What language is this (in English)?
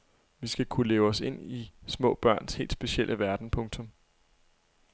Danish